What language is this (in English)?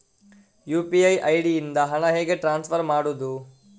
Kannada